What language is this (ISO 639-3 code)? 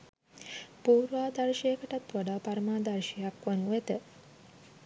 sin